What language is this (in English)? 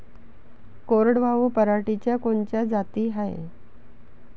Marathi